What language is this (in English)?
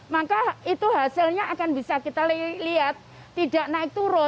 Indonesian